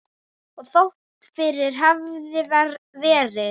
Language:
Icelandic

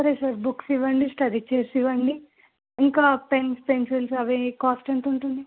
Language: Telugu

